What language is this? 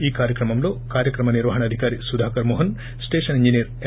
Telugu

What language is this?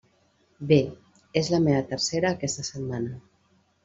Catalan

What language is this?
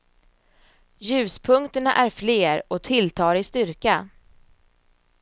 Swedish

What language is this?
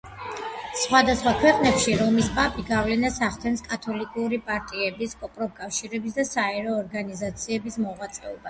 Georgian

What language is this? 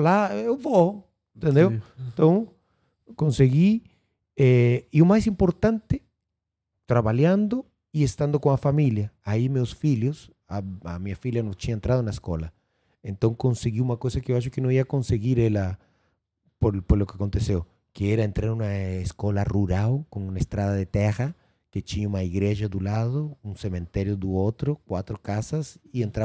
Portuguese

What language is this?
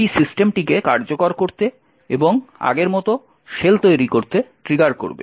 Bangla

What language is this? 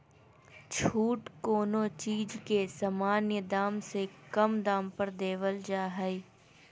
Magahi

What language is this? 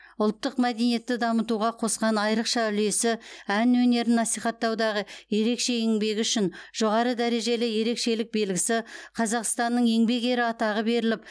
Kazakh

